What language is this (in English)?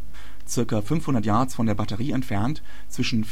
German